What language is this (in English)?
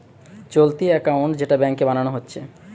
Bangla